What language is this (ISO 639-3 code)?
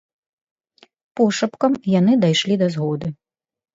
bel